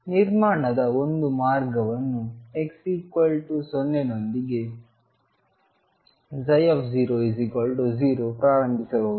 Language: Kannada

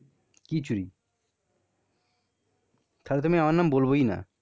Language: Bangla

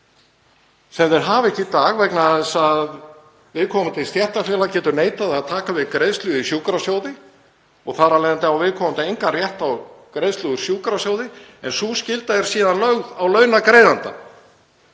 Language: Icelandic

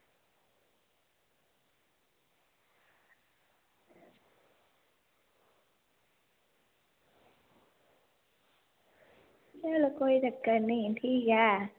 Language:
Dogri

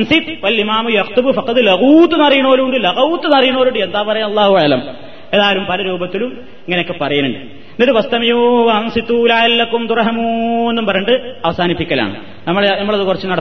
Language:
Malayalam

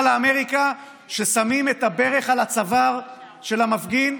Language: Hebrew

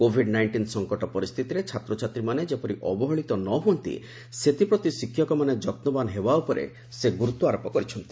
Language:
Odia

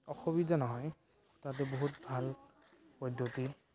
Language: Assamese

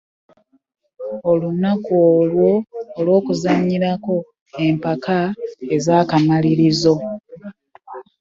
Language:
Ganda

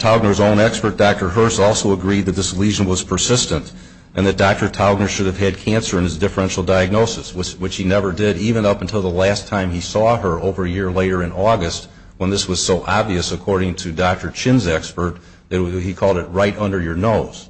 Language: English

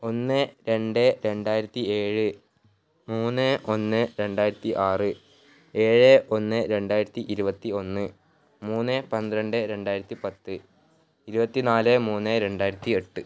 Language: Malayalam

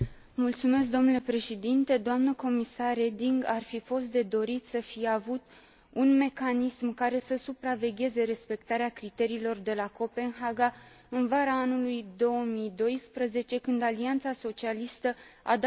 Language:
Romanian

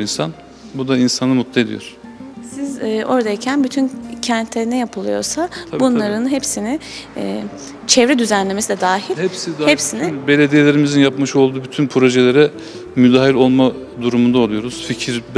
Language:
Turkish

